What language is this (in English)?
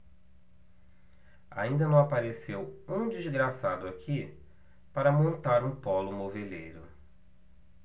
Portuguese